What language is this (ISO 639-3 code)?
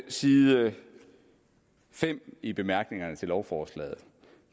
dan